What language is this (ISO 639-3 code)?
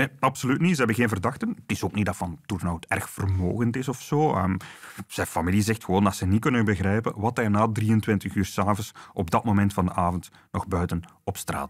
nld